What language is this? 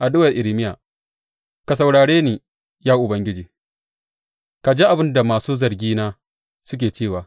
Hausa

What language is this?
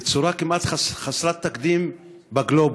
Hebrew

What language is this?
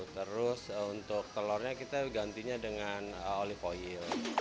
Indonesian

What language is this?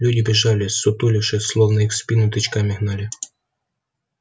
Russian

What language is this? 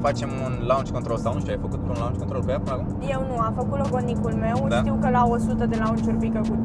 Romanian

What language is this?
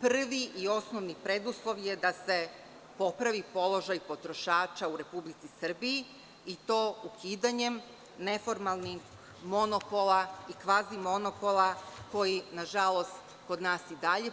Serbian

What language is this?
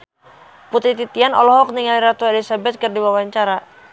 Sundanese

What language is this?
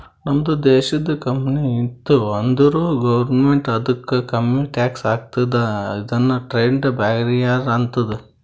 Kannada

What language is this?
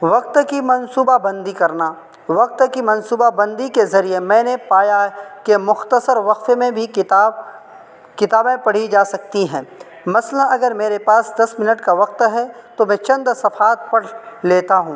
Urdu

